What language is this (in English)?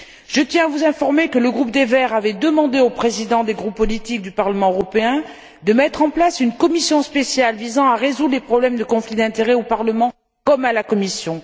French